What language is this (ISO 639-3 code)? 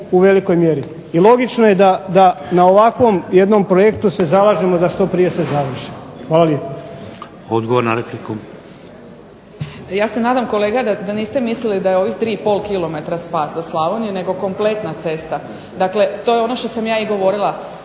hrv